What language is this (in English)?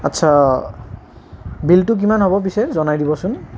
Assamese